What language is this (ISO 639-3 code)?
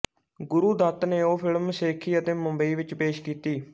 pan